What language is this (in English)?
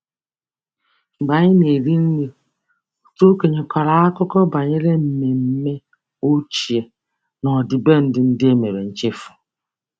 Igbo